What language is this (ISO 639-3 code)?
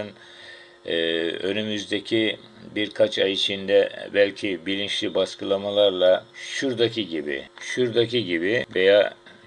tur